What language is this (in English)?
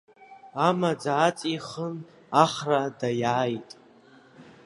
Abkhazian